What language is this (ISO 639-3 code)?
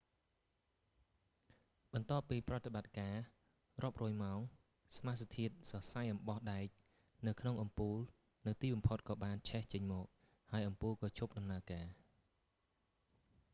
khm